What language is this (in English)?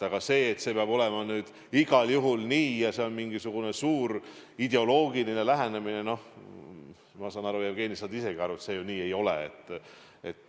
Estonian